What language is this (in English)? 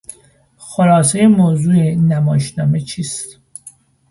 Persian